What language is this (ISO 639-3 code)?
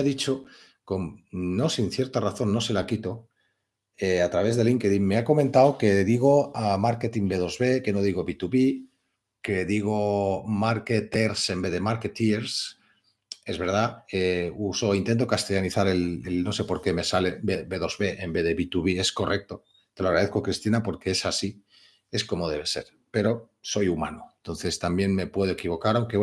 spa